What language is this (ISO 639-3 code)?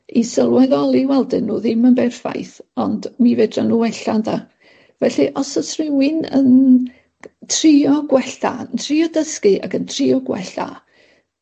cym